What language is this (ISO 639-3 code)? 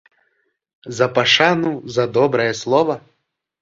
bel